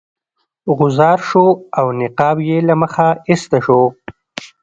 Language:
Pashto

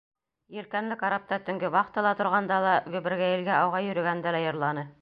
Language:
Bashkir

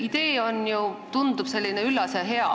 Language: Estonian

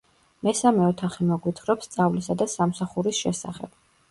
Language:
Georgian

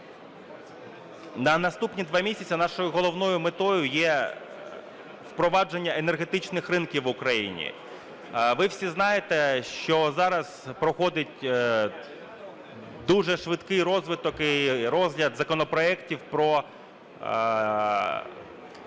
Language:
Ukrainian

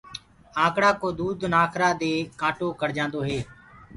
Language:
Gurgula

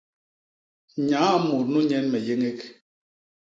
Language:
Basaa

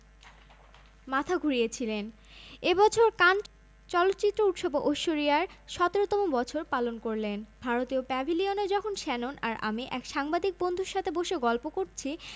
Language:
Bangla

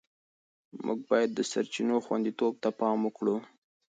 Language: Pashto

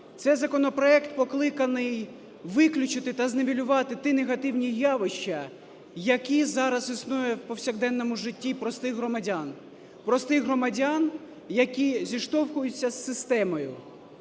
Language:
Ukrainian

